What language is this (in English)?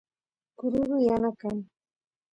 Santiago del Estero Quichua